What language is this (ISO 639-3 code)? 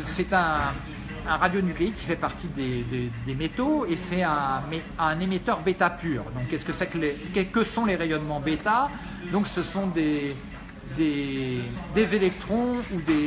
fra